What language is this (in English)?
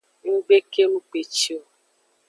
Aja (Benin)